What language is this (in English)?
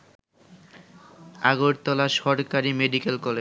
Bangla